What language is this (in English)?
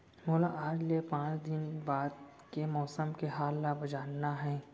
Chhattisgarhi